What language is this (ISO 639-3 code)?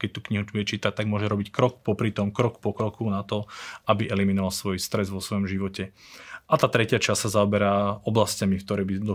slk